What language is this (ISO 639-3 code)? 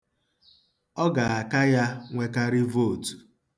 ibo